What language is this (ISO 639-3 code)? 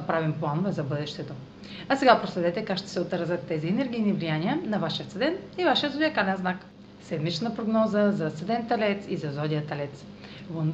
bul